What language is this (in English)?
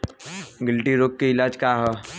Bhojpuri